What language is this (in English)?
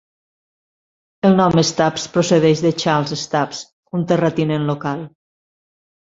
Catalan